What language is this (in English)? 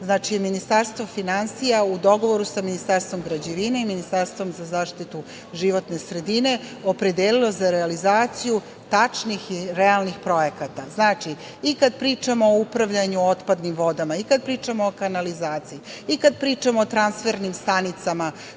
Serbian